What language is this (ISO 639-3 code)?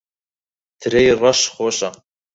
ckb